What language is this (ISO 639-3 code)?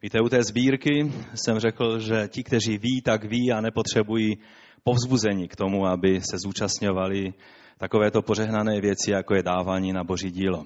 ces